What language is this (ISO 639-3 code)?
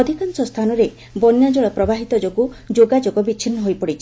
ori